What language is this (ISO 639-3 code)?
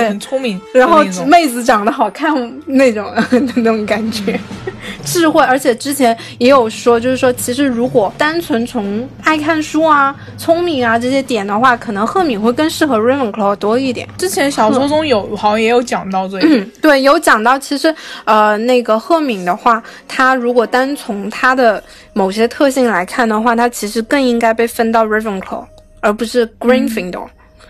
zho